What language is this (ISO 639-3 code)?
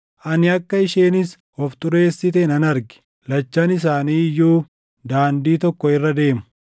orm